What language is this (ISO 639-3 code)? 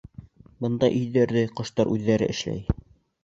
bak